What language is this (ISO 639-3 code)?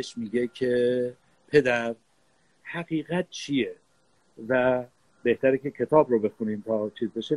fas